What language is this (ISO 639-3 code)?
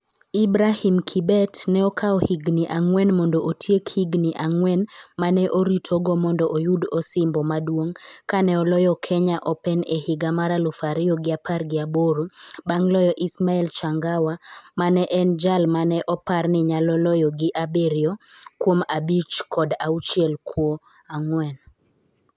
luo